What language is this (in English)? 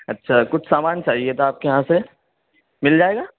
Urdu